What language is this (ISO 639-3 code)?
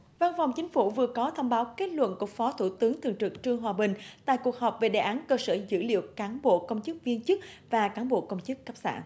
vie